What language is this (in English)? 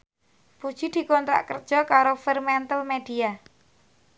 Javanese